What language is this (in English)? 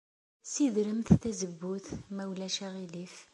Kabyle